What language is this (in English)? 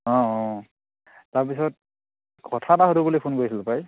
Assamese